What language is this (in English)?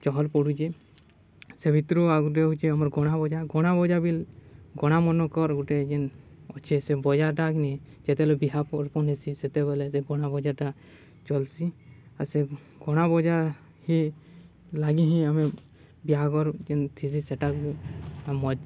Odia